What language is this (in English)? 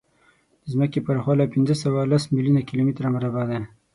Pashto